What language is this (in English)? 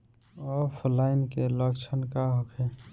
Bhojpuri